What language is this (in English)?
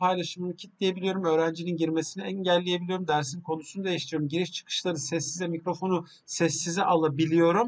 Turkish